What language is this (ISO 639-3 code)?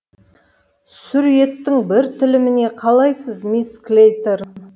kaz